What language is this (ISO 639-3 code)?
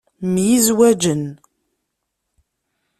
kab